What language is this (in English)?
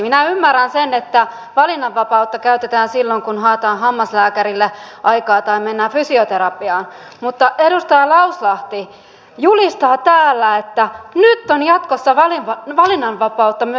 Finnish